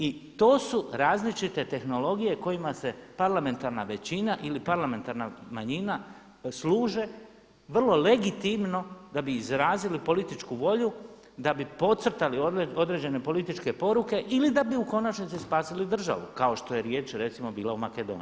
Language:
Croatian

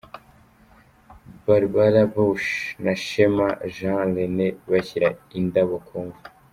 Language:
Kinyarwanda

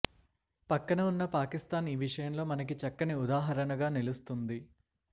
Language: Telugu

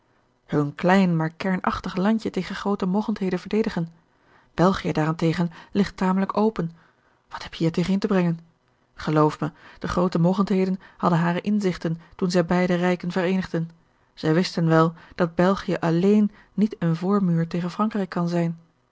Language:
Dutch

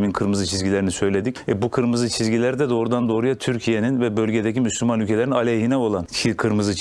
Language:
Turkish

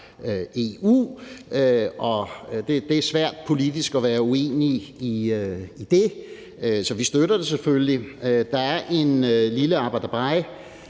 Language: Danish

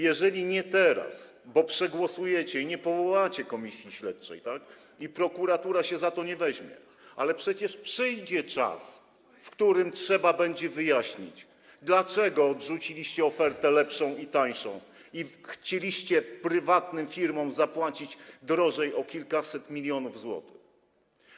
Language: Polish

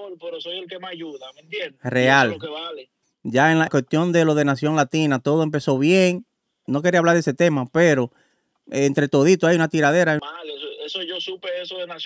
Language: Spanish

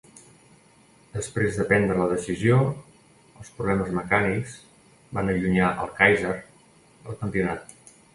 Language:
Catalan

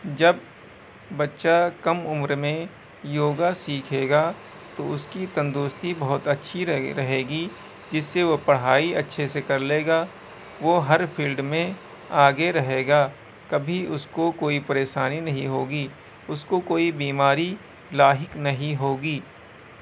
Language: Urdu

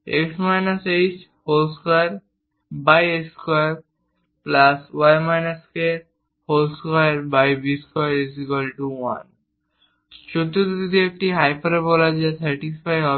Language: Bangla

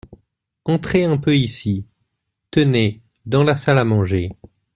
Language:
French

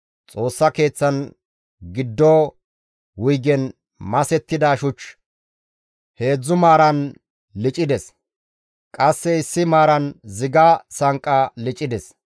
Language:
Gamo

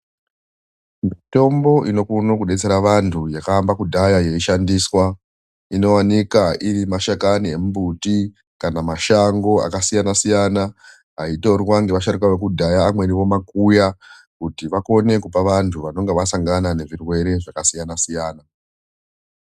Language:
Ndau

